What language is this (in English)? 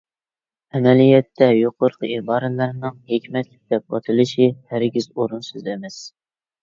Uyghur